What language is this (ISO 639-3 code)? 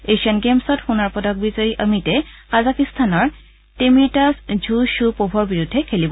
asm